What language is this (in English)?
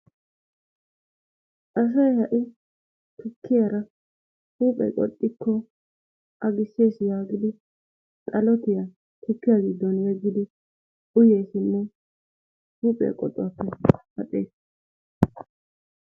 Wolaytta